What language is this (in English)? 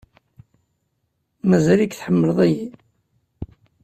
Kabyle